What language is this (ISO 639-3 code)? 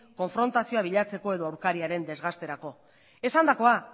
eus